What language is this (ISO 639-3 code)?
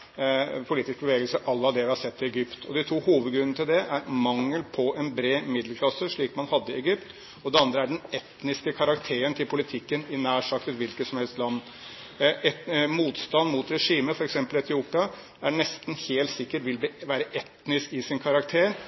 nob